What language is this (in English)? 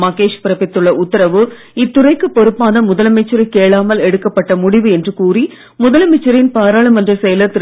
Tamil